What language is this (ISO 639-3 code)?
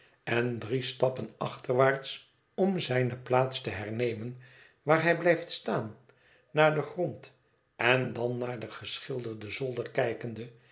nld